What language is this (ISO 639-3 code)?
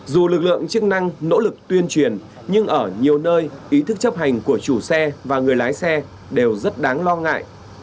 vie